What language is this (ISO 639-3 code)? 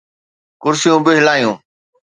snd